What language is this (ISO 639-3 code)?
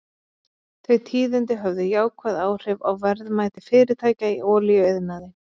isl